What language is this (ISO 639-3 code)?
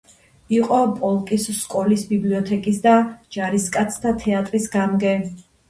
kat